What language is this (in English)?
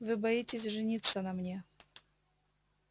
Russian